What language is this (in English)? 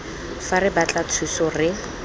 Tswana